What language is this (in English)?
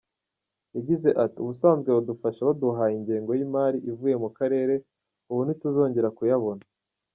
Kinyarwanda